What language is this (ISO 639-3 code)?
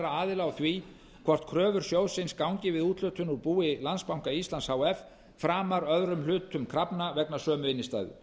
isl